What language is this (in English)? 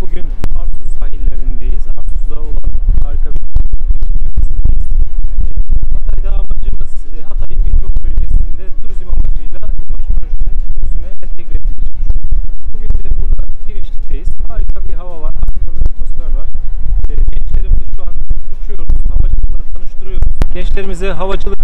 Turkish